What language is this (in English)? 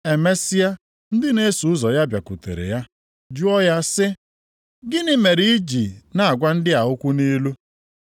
Igbo